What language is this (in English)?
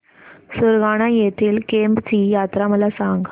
Marathi